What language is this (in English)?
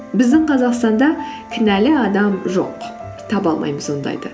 Kazakh